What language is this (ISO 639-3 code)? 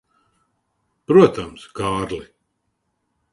lav